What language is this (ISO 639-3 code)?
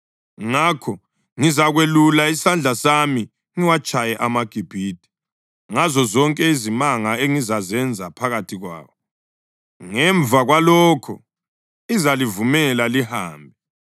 nde